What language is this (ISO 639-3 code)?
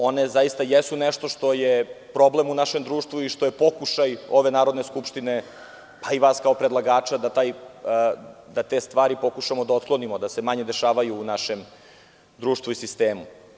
srp